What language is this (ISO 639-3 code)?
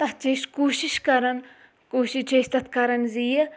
kas